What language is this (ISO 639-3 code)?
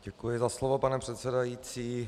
ces